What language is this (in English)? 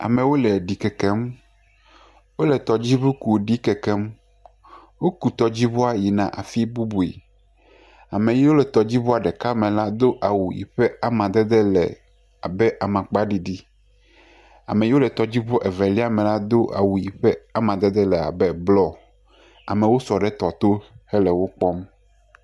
Ewe